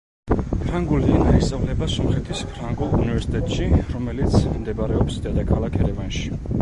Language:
Georgian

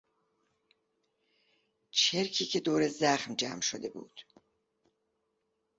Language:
Persian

